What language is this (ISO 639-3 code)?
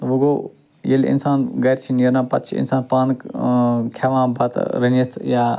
kas